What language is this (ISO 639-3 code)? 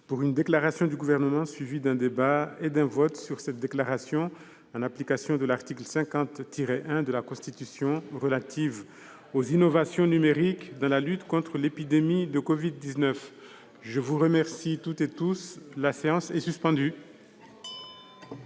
fra